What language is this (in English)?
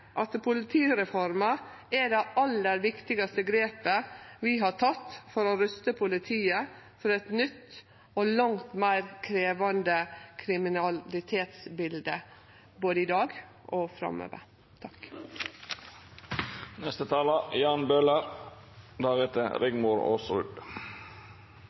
Norwegian Nynorsk